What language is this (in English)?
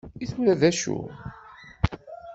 Kabyle